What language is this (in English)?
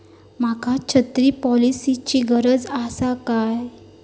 Marathi